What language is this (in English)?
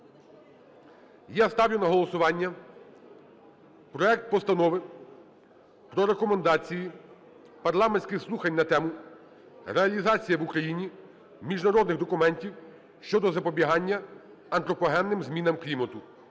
Ukrainian